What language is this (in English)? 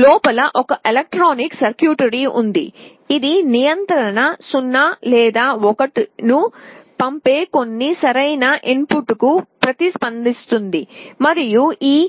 Telugu